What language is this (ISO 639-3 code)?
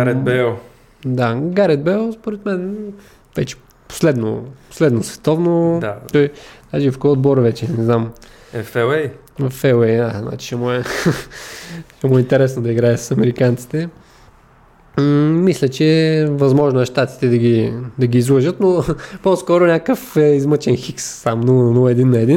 bul